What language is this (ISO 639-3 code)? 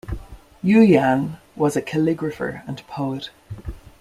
eng